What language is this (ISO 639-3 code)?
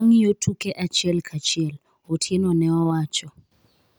luo